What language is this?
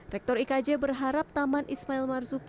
Indonesian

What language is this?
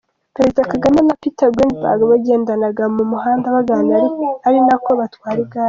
Kinyarwanda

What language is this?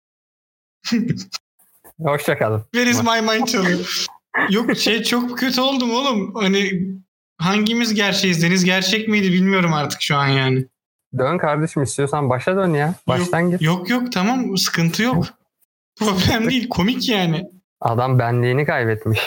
Turkish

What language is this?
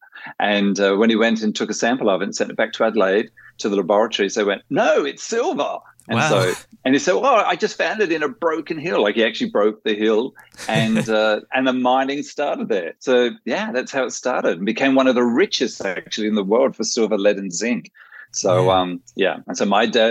English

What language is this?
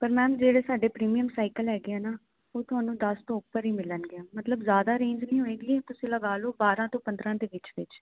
Punjabi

